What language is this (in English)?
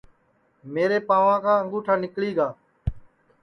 Sansi